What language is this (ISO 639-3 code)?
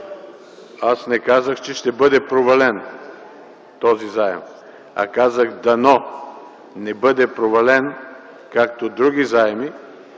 bul